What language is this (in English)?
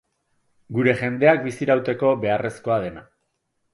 Basque